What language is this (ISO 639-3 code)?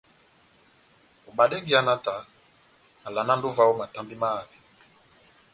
bnm